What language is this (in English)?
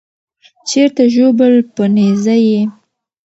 Pashto